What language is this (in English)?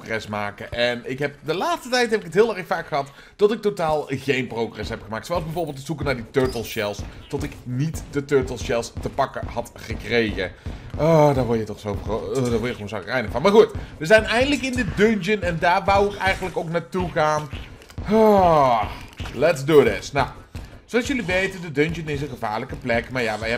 Dutch